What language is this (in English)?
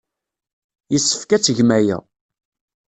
Kabyle